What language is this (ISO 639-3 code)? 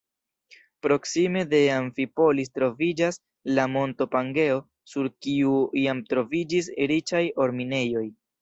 epo